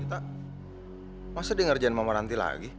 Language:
Indonesian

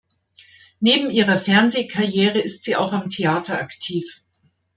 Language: German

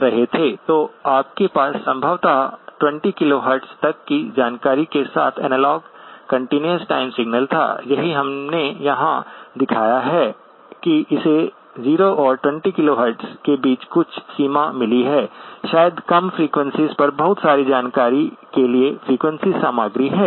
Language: Hindi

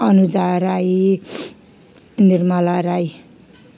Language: Nepali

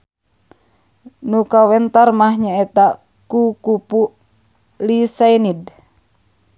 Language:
Sundanese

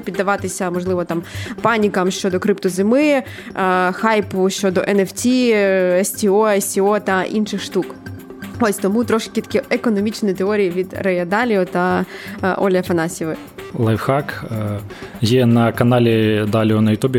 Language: Ukrainian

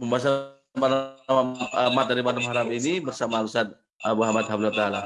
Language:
Indonesian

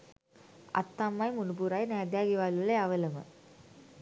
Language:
Sinhala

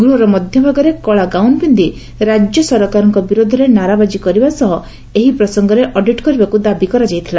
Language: Odia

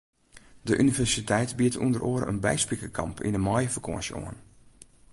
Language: Western Frisian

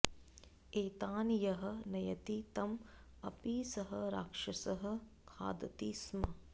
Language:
Sanskrit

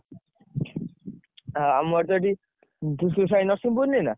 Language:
Odia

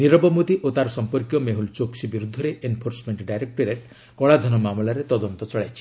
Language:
Odia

